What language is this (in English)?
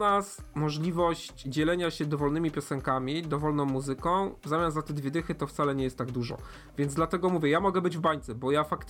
Polish